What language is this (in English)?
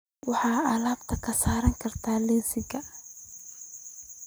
Somali